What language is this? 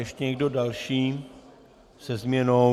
Czech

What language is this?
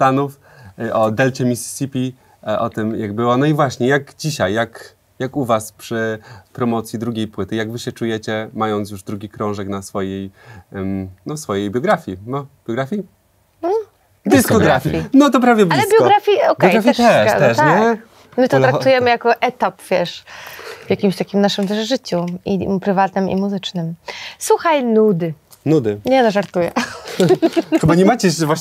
Polish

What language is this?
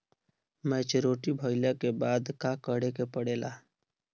Bhojpuri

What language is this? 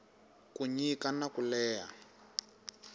Tsonga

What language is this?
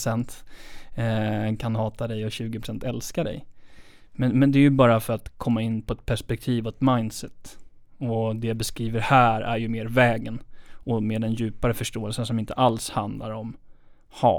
Swedish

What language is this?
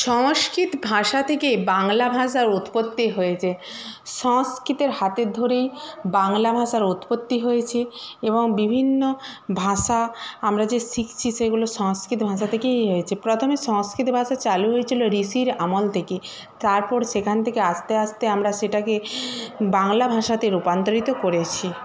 Bangla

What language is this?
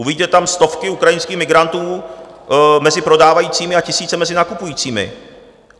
Czech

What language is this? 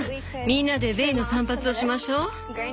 Japanese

